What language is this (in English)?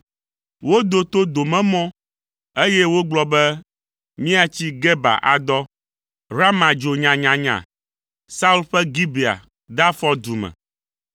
Ewe